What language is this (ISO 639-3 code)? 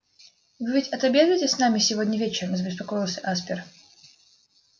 rus